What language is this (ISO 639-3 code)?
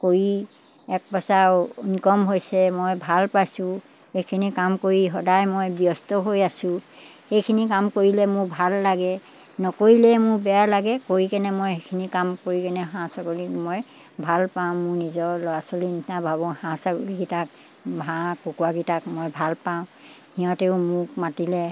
asm